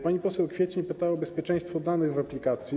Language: Polish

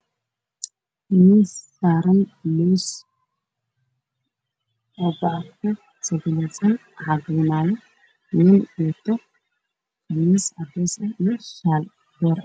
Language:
Somali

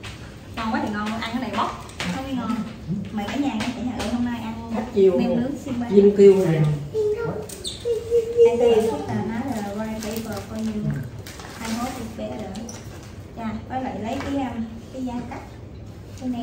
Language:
Vietnamese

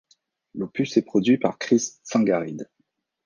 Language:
French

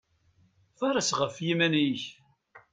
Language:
Kabyle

